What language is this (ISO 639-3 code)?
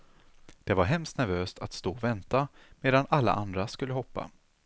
swe